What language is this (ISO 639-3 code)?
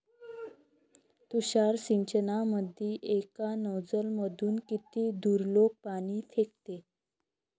mar